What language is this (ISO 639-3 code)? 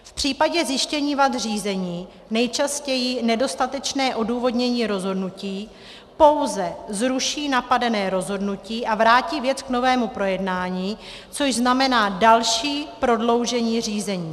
ces